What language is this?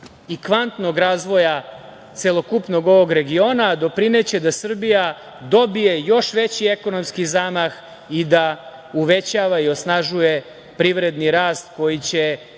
Serbian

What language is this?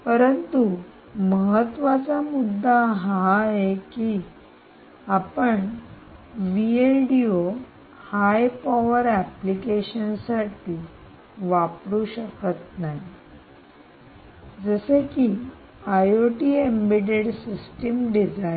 Marathi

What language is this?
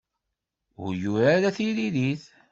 Kabyle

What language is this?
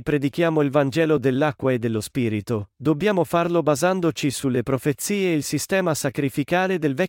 Italian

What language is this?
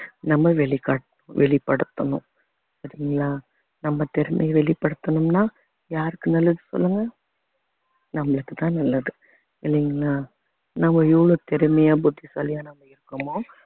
Tamil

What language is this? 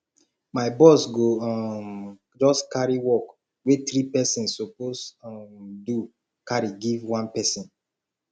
Nigerian Pidgin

